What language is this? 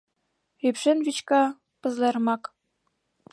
Mari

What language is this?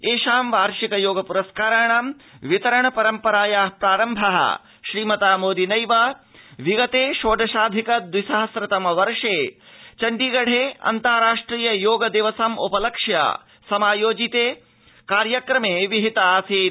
Sanskrit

